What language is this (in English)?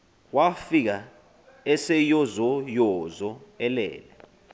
Xhosa